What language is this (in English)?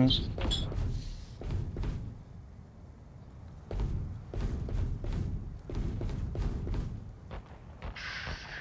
Turkish